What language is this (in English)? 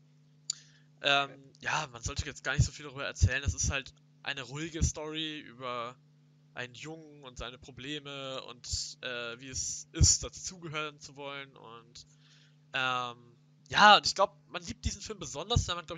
German